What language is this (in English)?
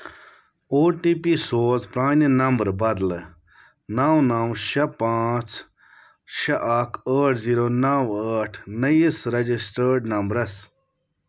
Kashmiri